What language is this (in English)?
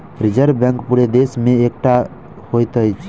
Maithili